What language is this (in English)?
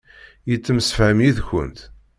Kabyle